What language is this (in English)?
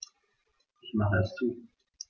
German